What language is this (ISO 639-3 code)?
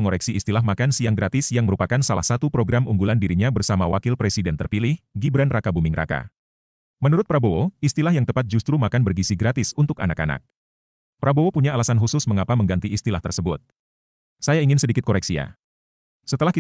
ind